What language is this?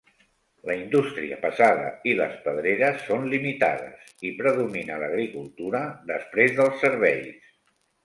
Catalan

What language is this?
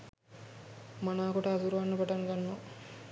Sinhala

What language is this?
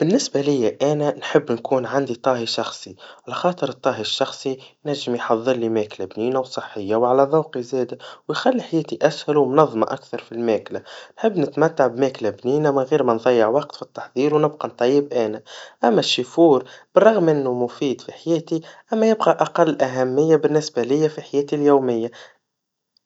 Tunisian Arabic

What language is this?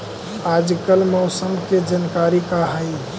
Magahi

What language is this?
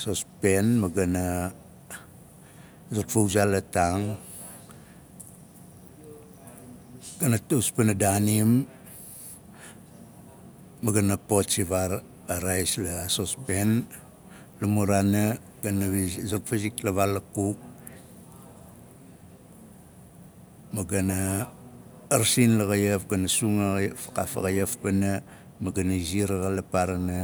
Nalik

